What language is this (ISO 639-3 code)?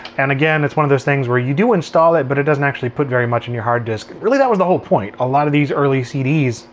eng